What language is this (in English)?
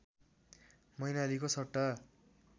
Nepali